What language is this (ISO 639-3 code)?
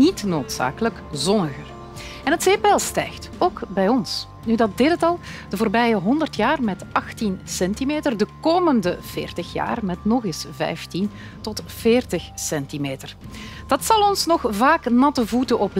nld